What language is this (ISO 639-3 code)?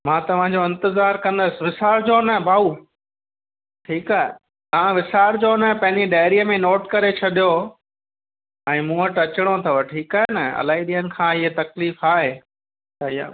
snd